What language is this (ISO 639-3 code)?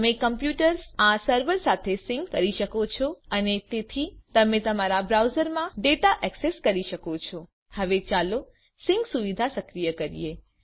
guj